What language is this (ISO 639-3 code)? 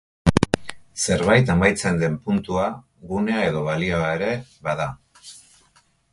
eus